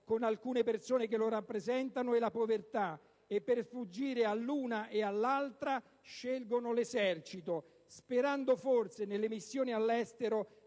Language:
Italian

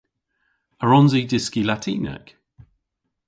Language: Cornish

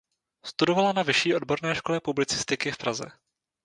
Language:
Czech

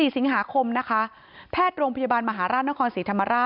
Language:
Thai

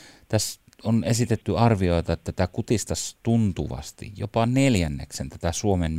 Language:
Finnish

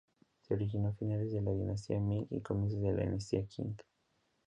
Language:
Spanish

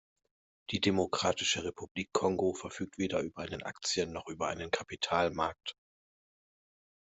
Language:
German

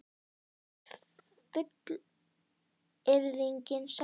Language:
Icelandic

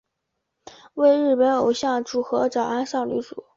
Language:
Chinese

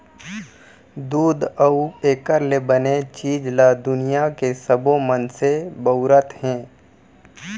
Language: Chhattisgarhi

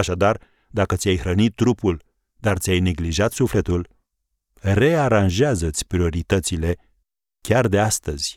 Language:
Romanian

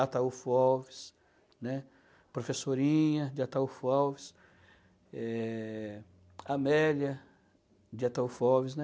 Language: Portuguese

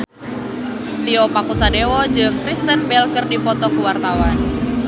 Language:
Sundanese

